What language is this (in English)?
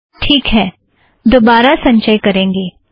Hindi